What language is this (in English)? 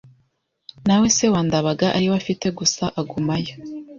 Kinyarwanda